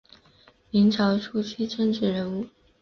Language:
Chinese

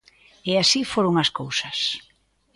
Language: Galician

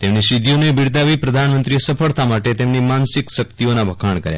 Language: Gujarati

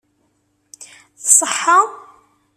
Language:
Kabyle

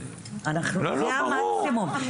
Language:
Hebrew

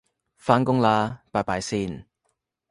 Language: Cantonese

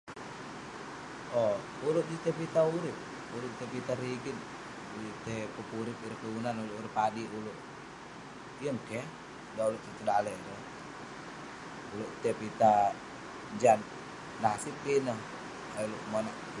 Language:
Western Penan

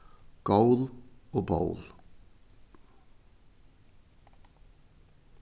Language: Faroese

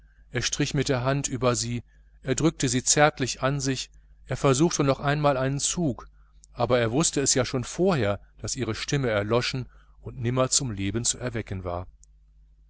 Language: German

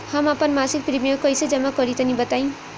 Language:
Bhojpuri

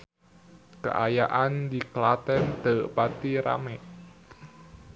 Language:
Sundanese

